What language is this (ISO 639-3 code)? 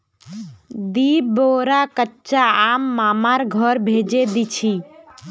mag